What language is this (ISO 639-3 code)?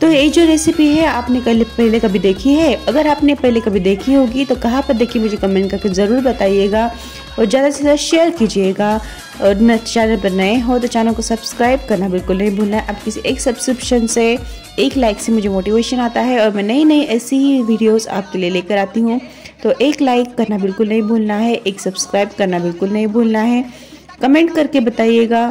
hin